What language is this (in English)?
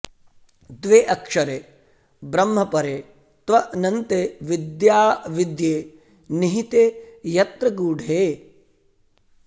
Sanskrit